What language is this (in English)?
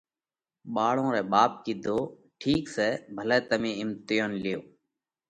Parkari Koli